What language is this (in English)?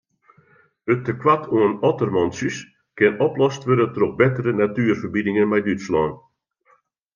Western Frisian